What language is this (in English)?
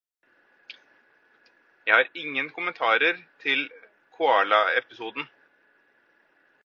Norwegian Bokmål